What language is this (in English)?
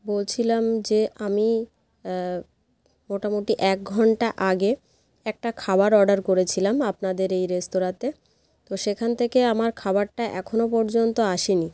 Bangla